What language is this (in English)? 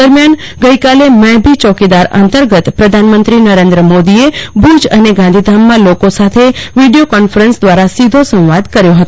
Gujarati